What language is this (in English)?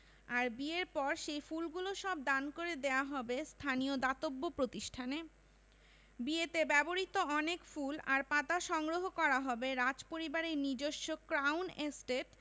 Bangla